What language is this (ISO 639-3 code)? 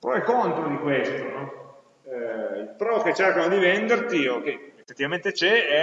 ita